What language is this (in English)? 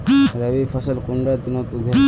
Magahi